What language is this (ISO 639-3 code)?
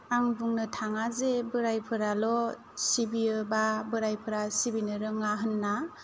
brx